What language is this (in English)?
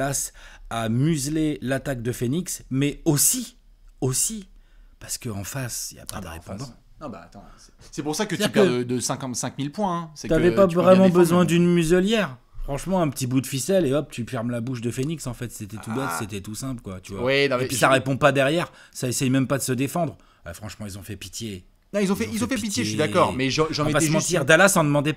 French